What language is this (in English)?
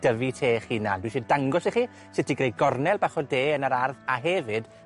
Welsh